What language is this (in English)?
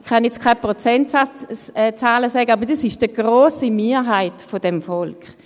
Swiss German